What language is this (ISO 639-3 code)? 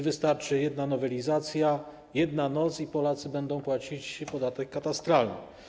pol